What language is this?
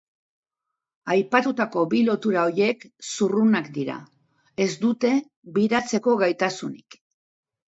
Basque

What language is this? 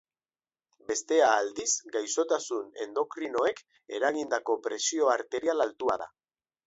Basque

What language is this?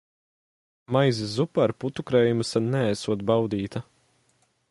Latvian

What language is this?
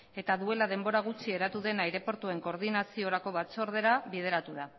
Basque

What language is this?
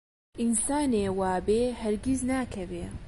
Central Kurdish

